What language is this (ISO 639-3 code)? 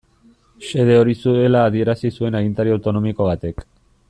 eus